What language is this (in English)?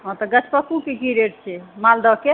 Maithili